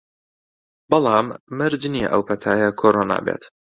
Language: Central Kurdish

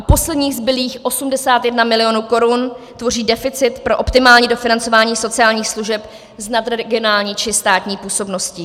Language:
Czech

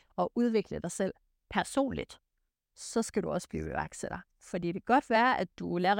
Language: Danish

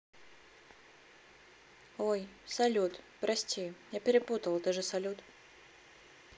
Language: Russian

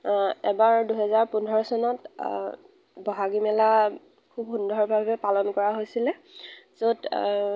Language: Assamese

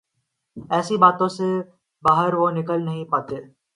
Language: Urdu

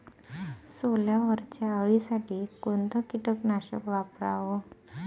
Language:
Marathi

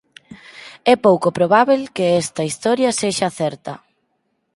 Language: Galician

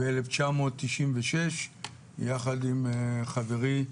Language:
Hebrew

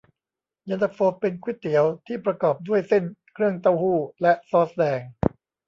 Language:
Thai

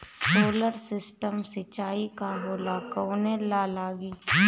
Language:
Bhojpuri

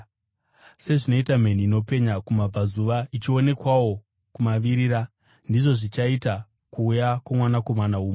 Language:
Shona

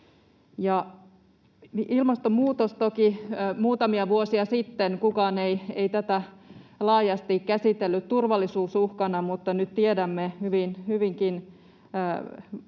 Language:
Finnish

